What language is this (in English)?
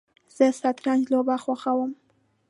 Pashto